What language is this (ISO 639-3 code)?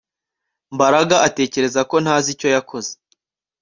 kin